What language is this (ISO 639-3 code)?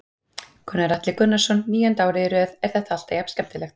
isl